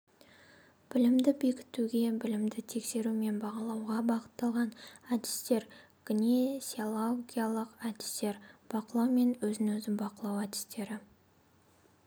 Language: Kazakh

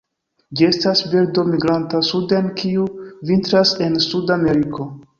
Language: Esperanto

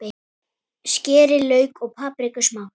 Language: Icelandic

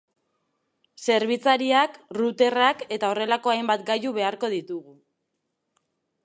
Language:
Basque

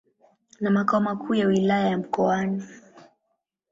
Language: Swahili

